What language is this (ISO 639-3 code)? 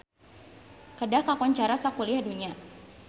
sun